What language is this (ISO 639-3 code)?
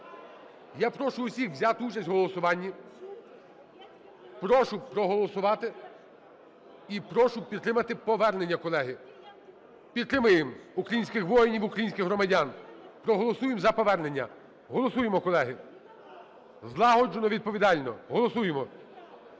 ukr